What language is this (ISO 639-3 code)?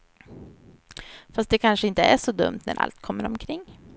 swe